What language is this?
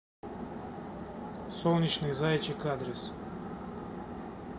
Russian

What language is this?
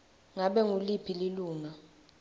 Swati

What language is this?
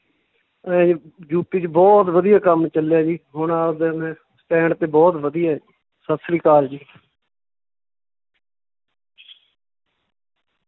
Punjabi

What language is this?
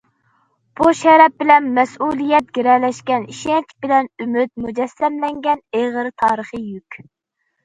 Uyghur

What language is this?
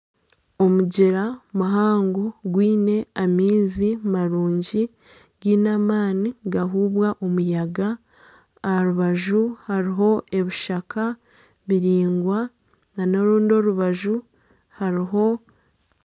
Nyankole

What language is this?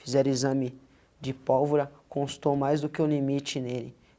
Portuguese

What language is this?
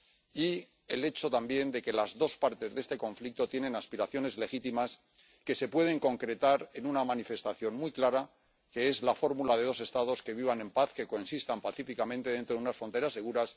Spanish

